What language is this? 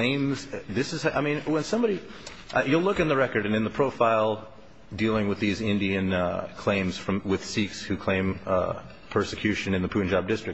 English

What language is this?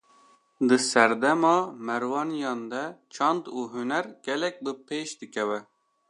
Kurdish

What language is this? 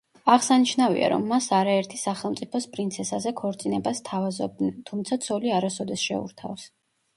Georgian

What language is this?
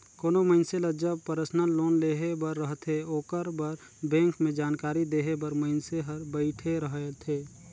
Chhattisgarhi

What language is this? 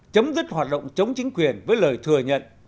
Vietnamese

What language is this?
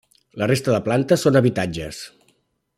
Catalan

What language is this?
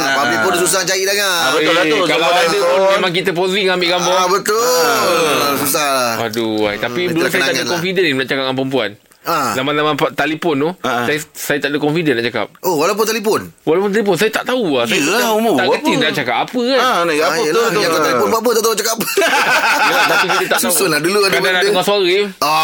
Malay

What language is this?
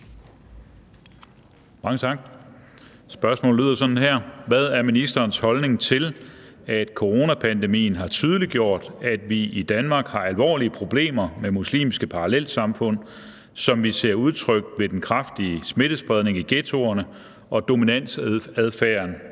Danish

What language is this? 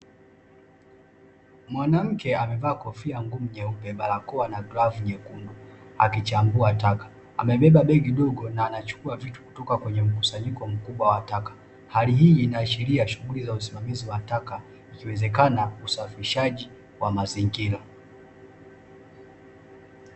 Swahili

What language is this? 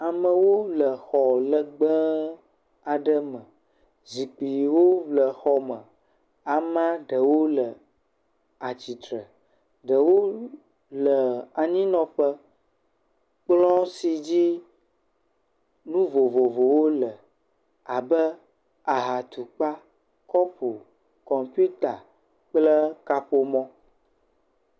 Ewe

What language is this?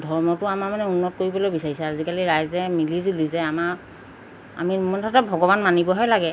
Assamese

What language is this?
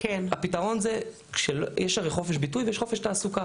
Hebrew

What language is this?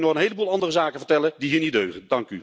Dutch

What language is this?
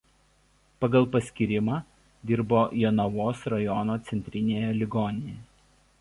Lithuanian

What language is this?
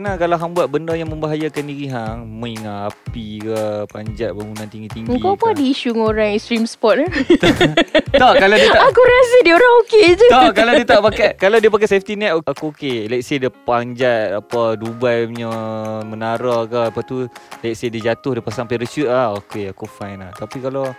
Malay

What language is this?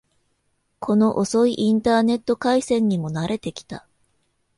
Japanese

